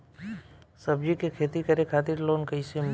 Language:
Bhojpuri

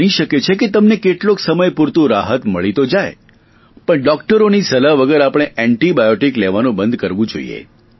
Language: Gujarati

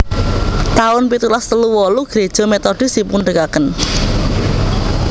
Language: Javanese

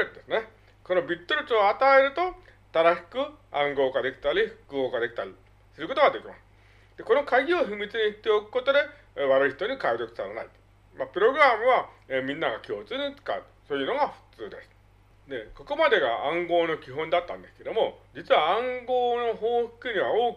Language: Japanese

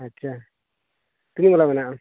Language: Santali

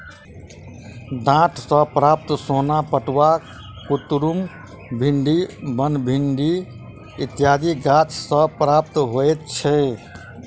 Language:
Maithili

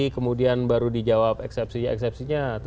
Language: Indonesian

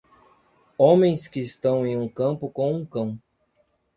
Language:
Portuguese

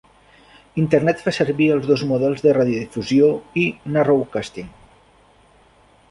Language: Catalan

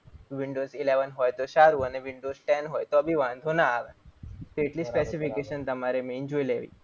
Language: Gujarati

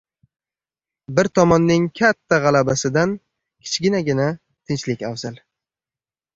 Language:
Uzbek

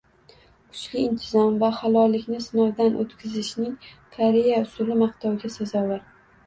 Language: Uzbek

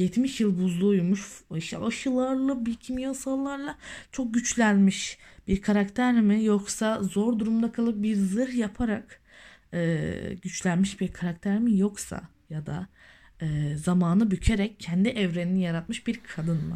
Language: Turkish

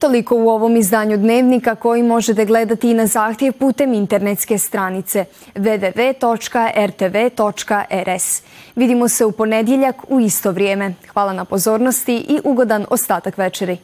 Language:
Croatian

